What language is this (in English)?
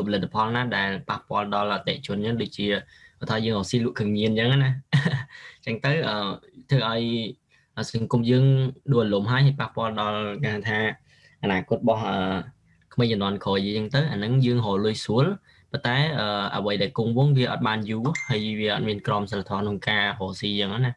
Vietnamese